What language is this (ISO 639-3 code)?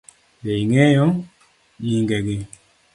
luo